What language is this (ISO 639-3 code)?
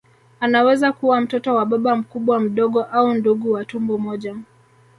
swa